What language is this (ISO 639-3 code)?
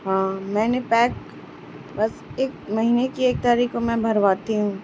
urd